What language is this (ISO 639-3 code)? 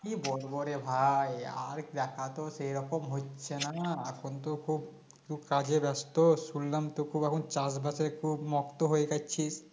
ben